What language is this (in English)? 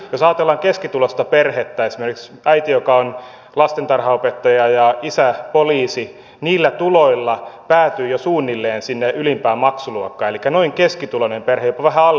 Finnish